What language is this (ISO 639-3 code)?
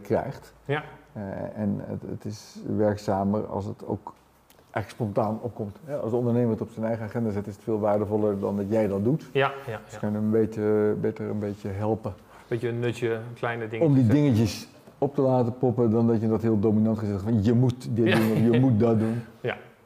nld